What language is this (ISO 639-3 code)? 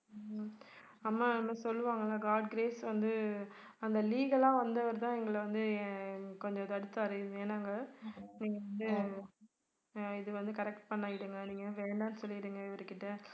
tam